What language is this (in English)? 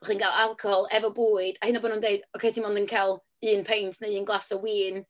Welsh